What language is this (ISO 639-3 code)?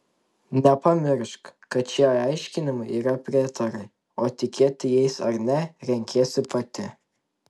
lit